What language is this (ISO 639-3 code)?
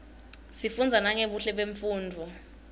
ssw